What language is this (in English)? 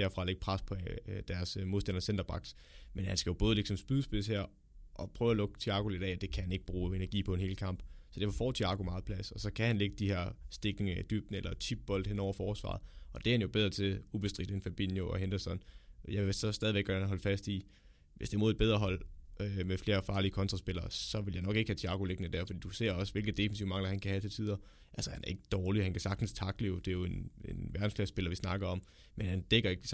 Danish